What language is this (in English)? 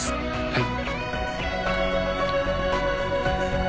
Japanese